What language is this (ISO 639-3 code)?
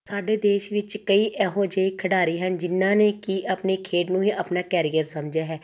pan